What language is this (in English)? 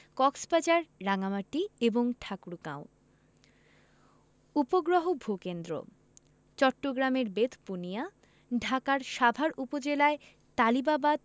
Bangla